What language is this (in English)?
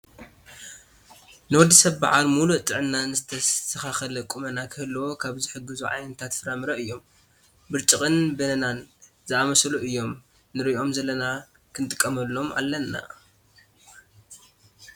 Tigrinya